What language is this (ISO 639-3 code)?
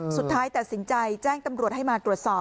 tha